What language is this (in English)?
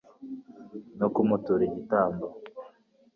Kinyarwanda